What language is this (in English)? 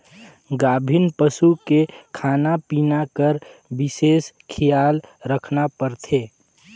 Chhattisgarhi